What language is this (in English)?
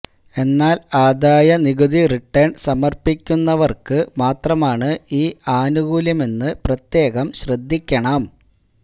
Malayalam